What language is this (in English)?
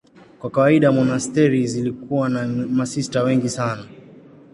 Swahili